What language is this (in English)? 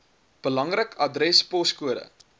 Afrikaans